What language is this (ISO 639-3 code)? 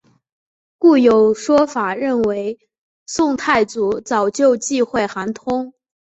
zho